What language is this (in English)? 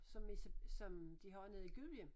Danish